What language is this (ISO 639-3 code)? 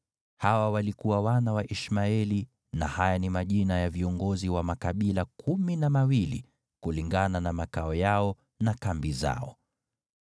swa